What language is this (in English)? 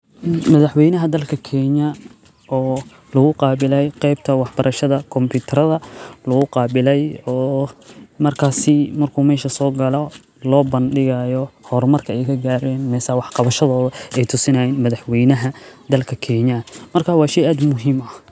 Somali